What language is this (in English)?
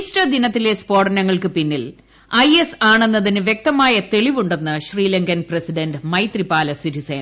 Malayalam